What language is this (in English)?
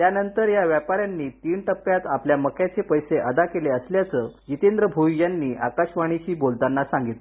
Marathi